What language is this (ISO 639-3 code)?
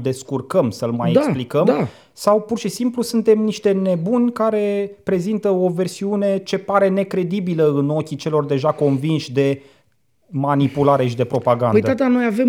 ron